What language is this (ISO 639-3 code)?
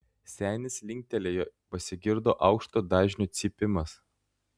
lit